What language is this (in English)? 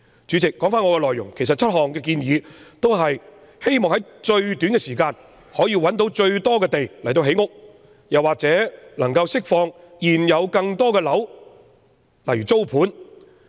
Cantonese